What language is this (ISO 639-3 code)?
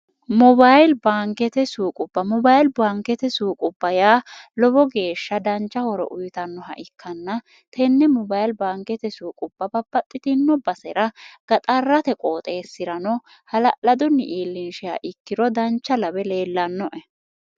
sid